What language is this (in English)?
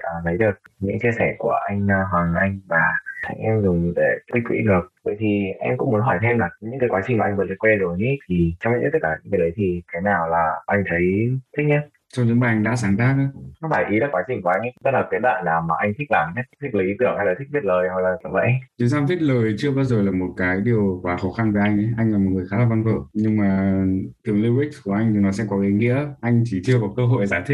Vietnamese